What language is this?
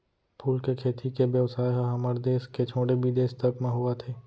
Chhattisgarhi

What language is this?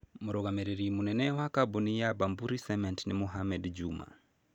Kikuyu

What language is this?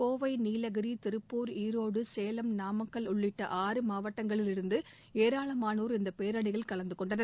Tamil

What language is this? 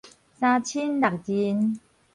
Min Nan Chinese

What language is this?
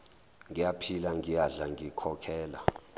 Zulu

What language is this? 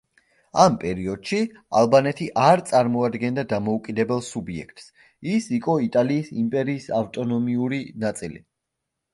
Georgian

